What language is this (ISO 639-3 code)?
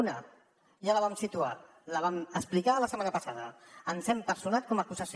cat